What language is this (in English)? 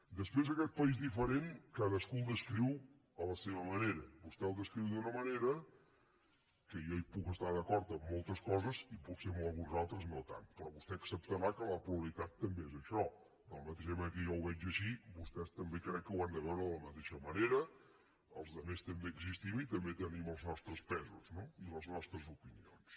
Catalan